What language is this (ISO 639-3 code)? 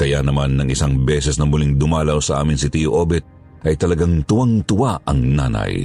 fil